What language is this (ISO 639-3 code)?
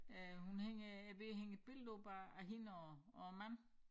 dan